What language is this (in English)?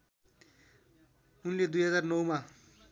Nepali